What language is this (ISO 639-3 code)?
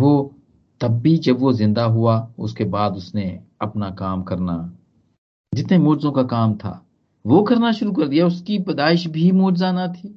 hin